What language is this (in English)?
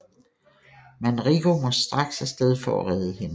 Danish